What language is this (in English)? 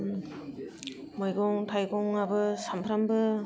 Bodo